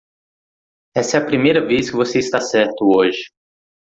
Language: Portuguese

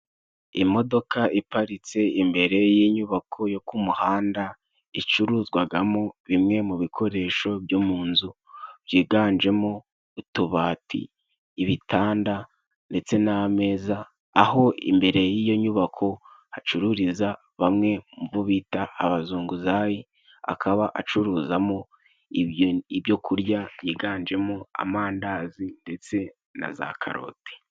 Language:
Kinyarwanda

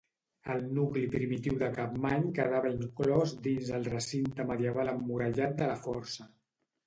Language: Catalan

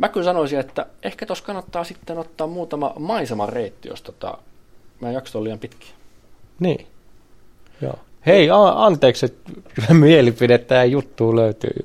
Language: Finnish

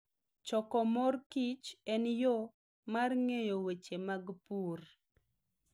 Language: Luo (Kenya and Tanzania)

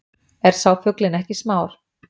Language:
Icelandic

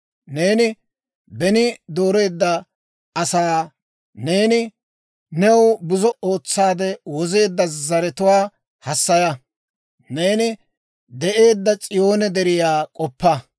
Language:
Dawro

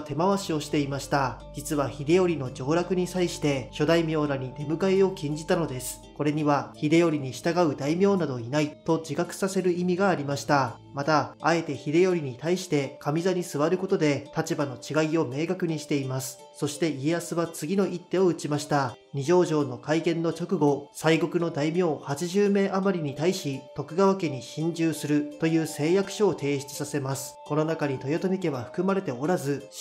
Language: Japanese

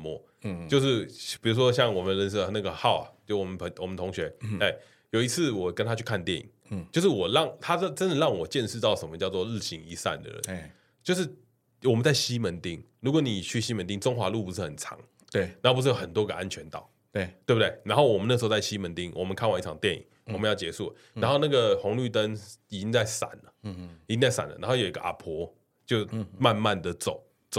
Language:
Chinese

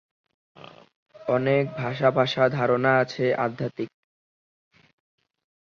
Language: Bangla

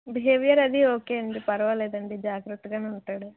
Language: Telugu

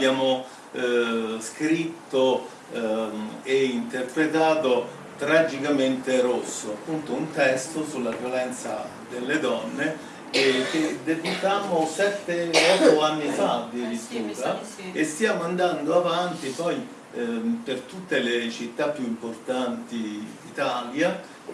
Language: Italian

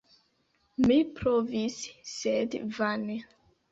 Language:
Esperanto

